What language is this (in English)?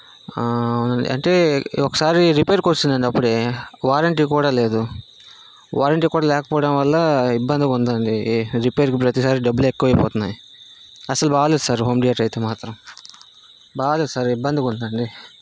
Telugu